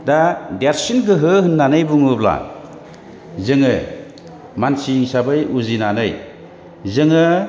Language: Bodo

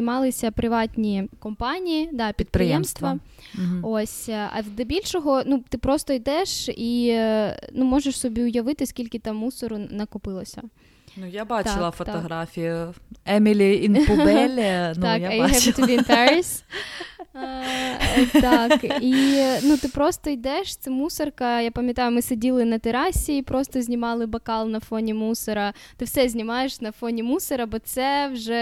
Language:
Ukrainian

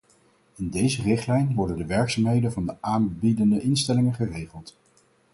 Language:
Dutch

